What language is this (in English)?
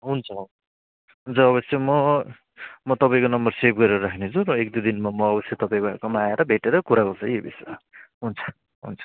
Nepali